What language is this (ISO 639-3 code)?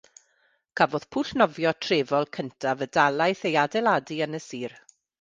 cym